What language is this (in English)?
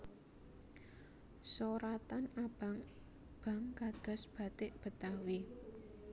Javanese